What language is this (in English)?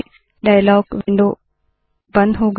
Hindi